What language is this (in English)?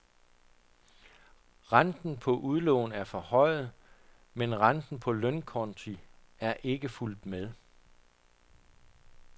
Danish